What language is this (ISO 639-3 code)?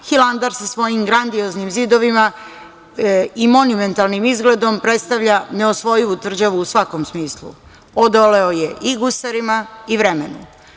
srp